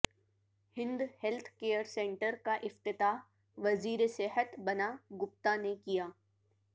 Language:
Urdu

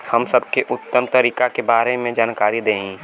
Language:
Bhojpuri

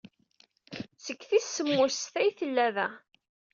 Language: Kabyle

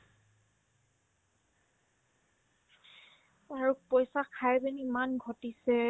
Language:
Assamese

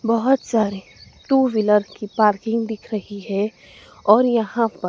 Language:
Hindi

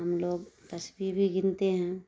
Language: Urdu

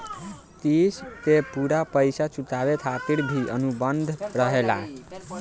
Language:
Bhojpuri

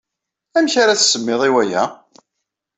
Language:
Kabyle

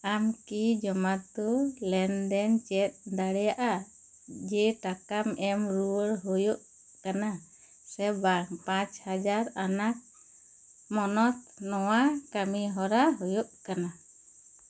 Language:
Santali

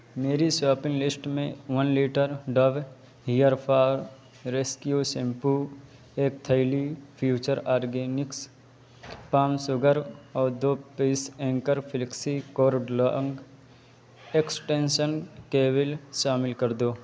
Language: Urdu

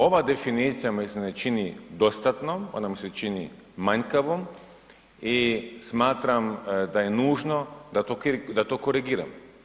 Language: Croatian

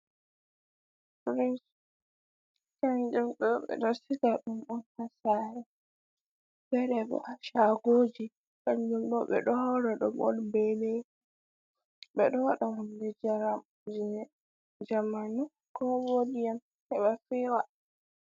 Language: Fula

